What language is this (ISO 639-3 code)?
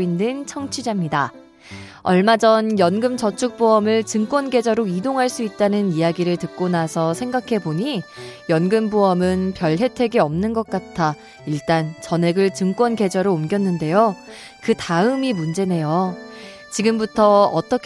kor